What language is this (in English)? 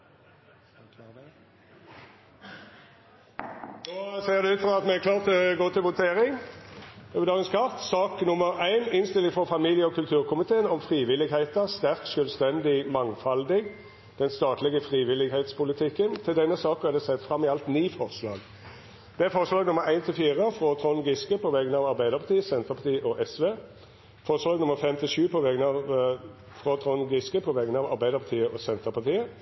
Norwegian Nynorsk